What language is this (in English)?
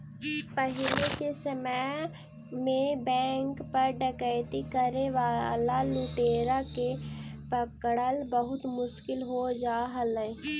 Magahi